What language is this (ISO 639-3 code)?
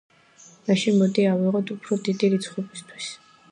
kat